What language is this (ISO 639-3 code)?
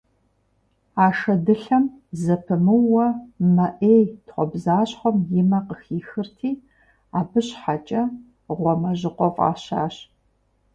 kbd